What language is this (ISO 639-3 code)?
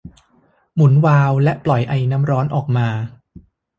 tha